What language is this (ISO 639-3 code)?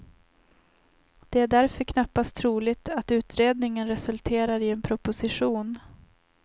swe